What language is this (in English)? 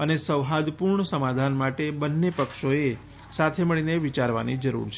Gujarati